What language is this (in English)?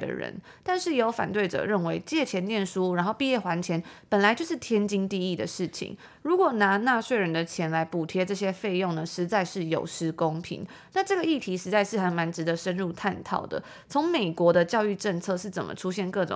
Chinese